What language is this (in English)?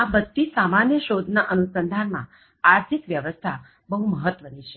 Gujarati